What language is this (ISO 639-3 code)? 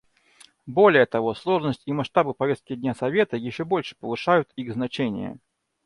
rus